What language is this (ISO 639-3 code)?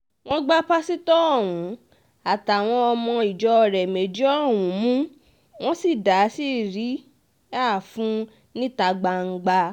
yor